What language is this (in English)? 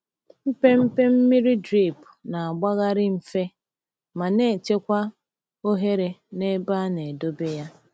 Igbo